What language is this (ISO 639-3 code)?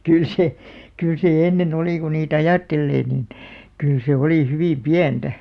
fin